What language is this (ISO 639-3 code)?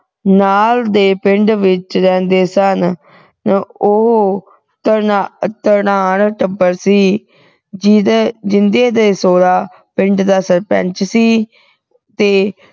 pan